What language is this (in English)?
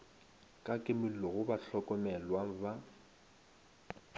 Northern Sotho